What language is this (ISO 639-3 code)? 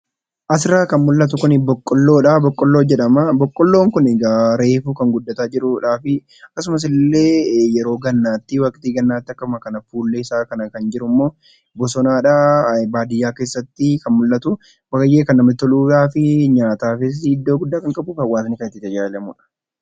orm